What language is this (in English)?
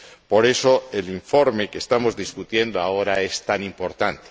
Spanish